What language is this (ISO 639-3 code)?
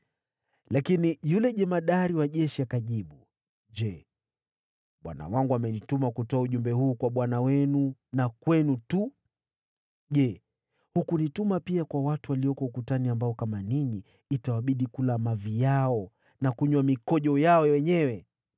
swa